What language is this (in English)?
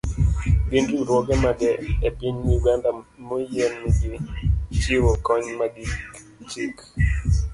Luo (Kenya and Tanzania)